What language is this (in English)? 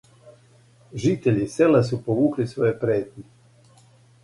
Serbian